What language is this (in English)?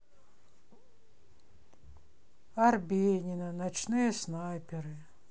Russian